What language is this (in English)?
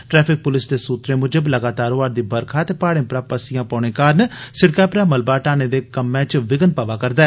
Dogri